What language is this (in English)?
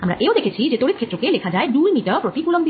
Bangla